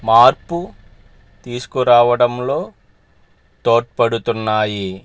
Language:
Telugu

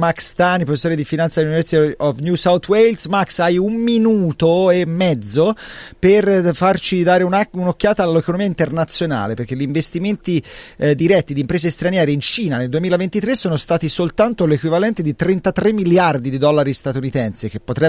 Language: Italian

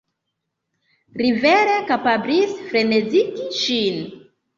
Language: Esperanto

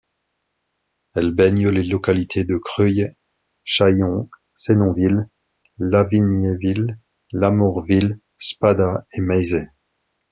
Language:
French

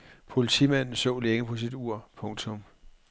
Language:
Danish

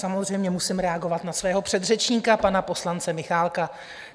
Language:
Czech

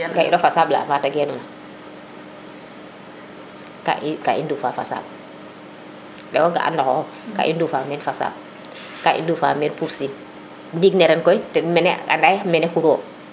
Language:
Serer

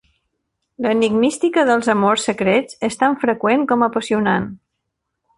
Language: Catalan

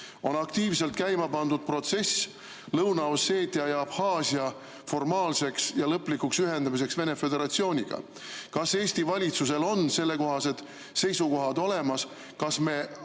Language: Estonian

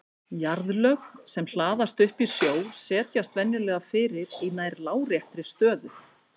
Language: Icelandic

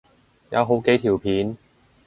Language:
Cantonese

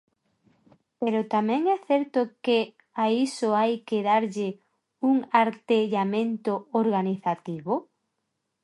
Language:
Galician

